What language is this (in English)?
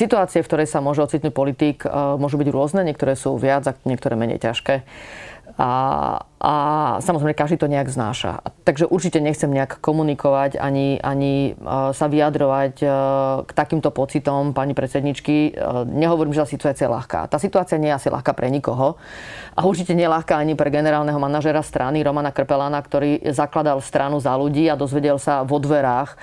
Slovak